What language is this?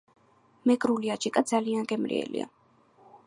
Georgian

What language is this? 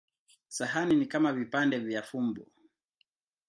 Swahili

